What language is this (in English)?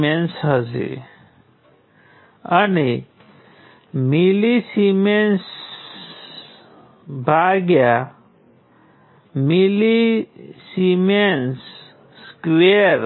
Gujarati